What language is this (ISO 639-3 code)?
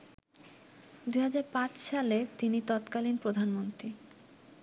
ben